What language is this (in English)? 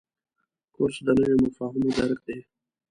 Pashto